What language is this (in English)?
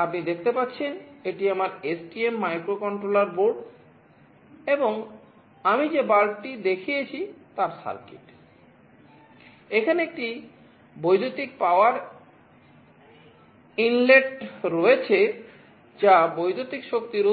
Bangla